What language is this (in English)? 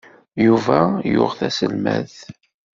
Kabyle